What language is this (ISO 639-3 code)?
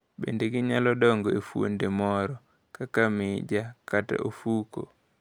luo